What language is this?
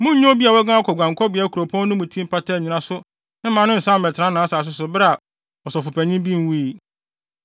Akan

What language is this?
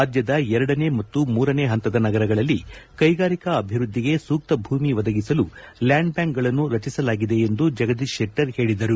Kannada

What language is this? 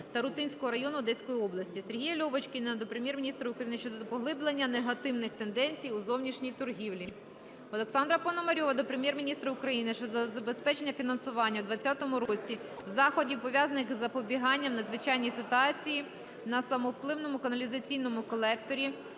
Ukrainian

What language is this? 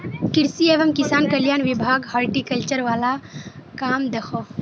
Magahi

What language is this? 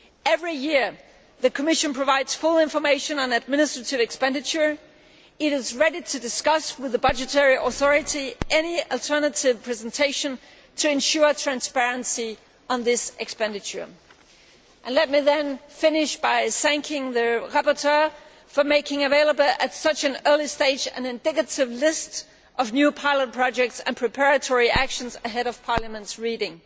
English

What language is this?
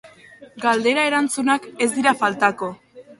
Basque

